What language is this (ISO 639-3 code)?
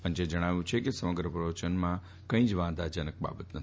guj